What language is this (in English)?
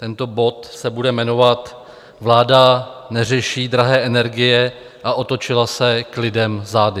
Czech